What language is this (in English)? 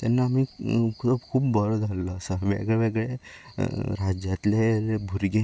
Konkani